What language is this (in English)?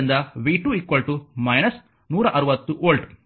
Kannada